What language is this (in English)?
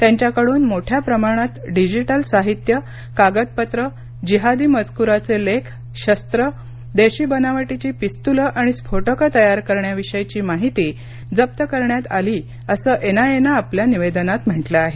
Marathi